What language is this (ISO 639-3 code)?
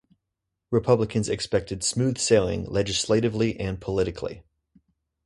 eng